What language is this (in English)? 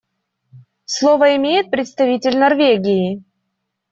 Russian